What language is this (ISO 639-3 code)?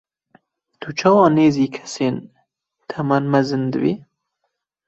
kur